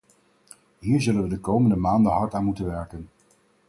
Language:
Dutch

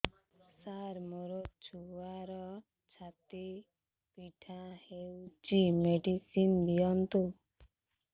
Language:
Odia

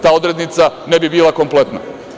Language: Serbian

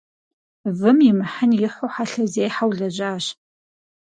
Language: Kabardian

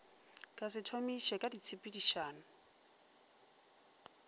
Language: Northern Sotho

